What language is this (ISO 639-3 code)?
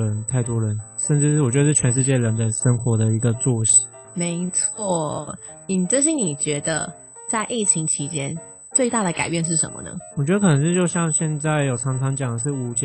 zho